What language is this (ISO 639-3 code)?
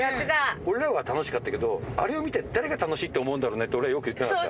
jpn